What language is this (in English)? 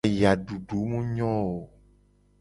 Gen